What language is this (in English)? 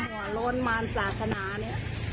Thai